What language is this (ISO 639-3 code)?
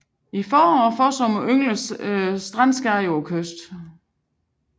dan